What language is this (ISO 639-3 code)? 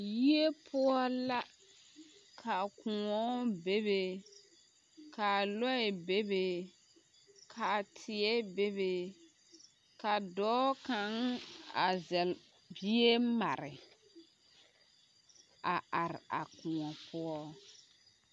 dga